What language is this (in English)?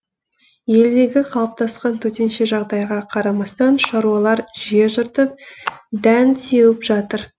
Kazakh